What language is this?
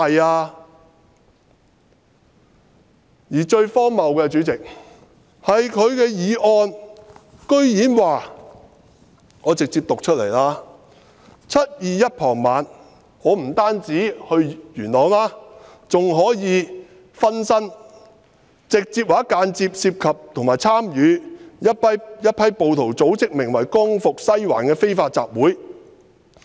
Cantonese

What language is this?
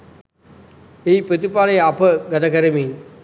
Sinhala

